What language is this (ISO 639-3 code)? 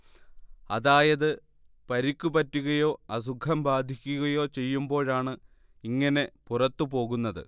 mal